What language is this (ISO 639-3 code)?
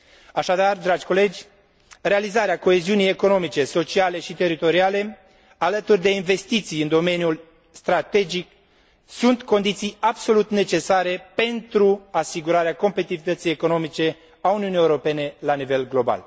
ron